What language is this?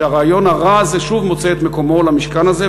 Hebrew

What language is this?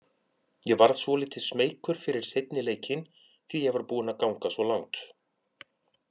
Icelandic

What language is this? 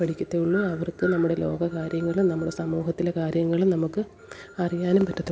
Malayalam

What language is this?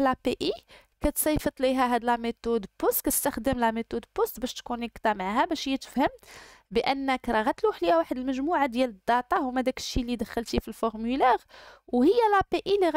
Arabic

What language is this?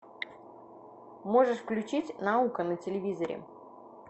Russian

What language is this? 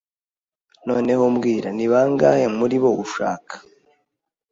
Kinyarwanda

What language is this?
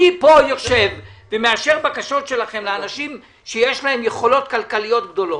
Hebrew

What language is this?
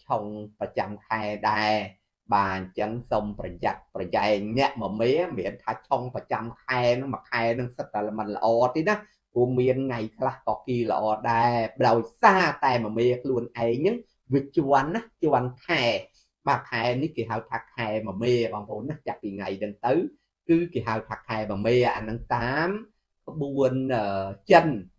Vietnamese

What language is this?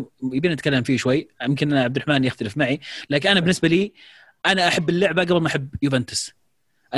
Arabic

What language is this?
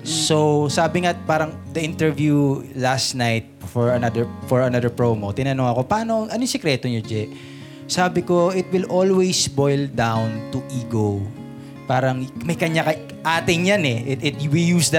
Filipino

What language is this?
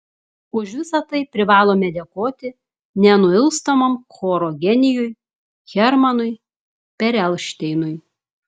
Lithuanian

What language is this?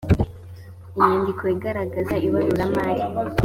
Kinyarwanda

